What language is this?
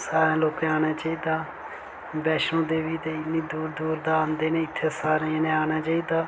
Dogri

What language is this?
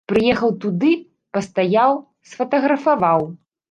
Belarusian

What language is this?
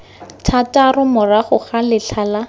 Tswana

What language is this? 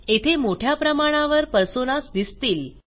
Marathi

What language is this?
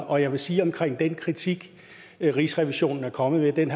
Danish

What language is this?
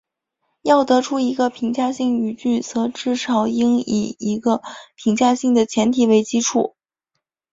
Chinese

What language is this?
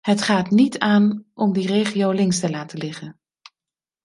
Dutch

